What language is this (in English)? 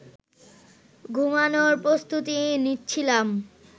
Bangla